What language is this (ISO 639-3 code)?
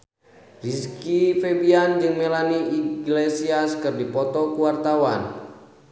sun